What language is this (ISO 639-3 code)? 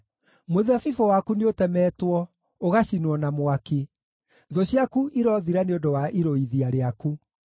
kik